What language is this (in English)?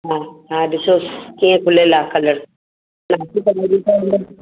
Sindhi